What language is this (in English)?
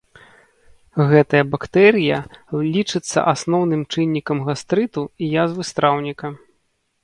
Belarusian